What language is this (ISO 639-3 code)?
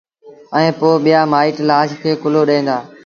sbn